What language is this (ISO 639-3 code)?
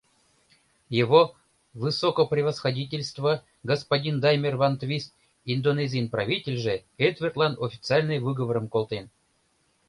chm